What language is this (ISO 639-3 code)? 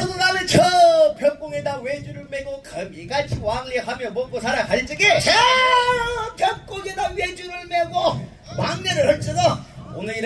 kor